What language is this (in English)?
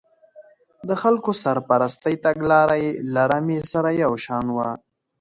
Pashto